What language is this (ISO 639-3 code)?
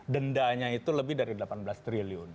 ind